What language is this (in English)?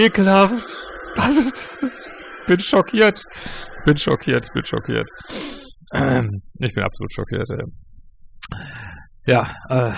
German